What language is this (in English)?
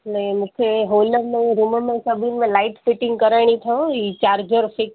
Sindhi